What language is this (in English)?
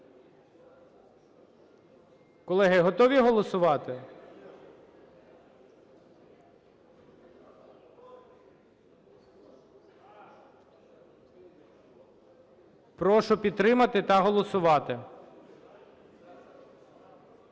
Ukrainian